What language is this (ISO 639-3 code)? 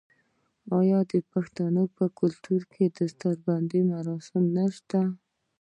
pus